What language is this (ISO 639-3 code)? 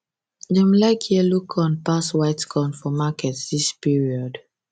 pcm